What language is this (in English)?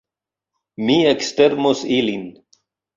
Esperanto